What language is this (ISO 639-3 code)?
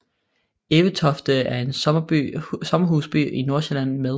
dan